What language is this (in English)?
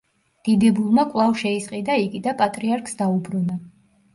Georgian